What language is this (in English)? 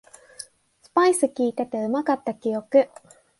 Japanese